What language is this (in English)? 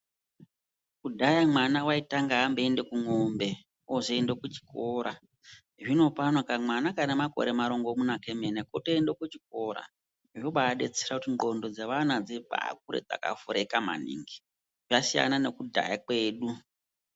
Ndau